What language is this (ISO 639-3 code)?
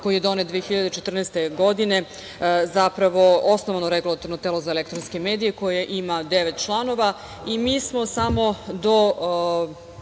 srp